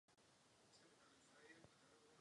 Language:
Czech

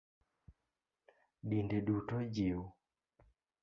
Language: Luo (Kenya and Tanzania)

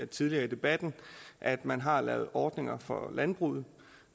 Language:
Danish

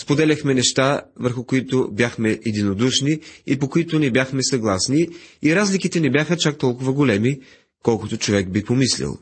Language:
Bulgarian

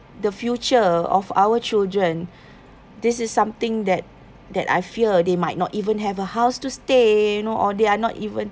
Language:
English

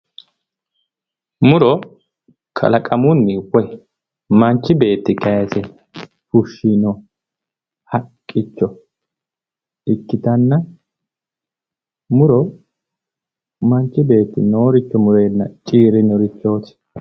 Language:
Sidamo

